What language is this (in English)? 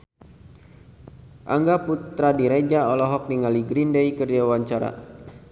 Sundanese